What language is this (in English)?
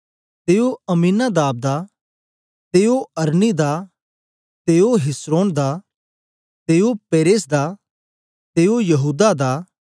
Dogri